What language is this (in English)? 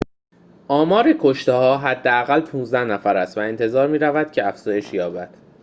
Persian